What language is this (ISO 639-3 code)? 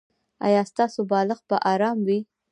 pus